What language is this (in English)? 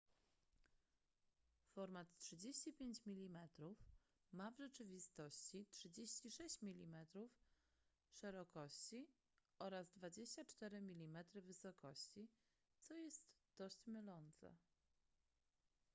Polish